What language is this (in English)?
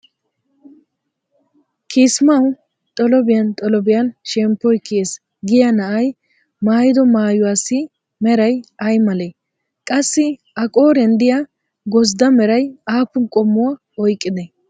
Wolaytta